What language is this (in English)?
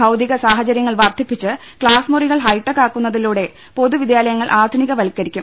Malayalam